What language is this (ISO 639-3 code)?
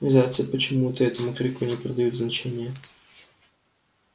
rus